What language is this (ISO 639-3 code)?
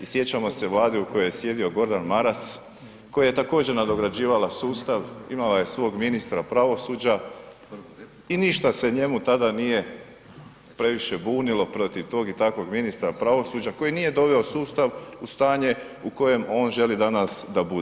hrv